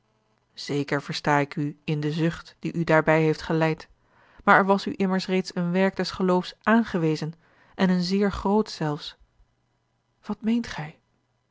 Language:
Dutch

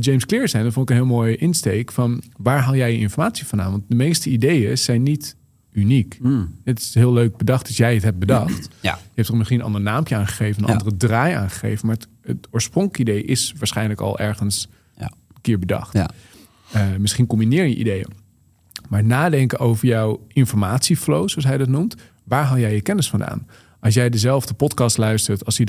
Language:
Dutch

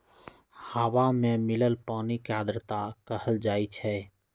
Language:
Magahi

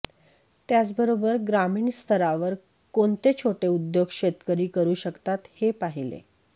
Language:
Marathi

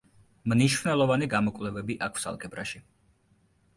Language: Georgian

